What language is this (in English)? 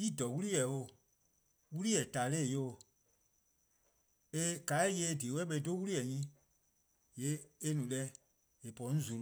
Eastern Krahn